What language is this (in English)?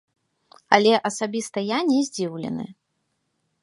Belarusian